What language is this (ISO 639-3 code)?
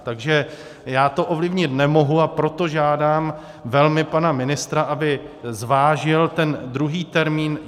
ces